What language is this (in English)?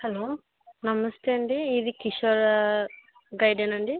Telugu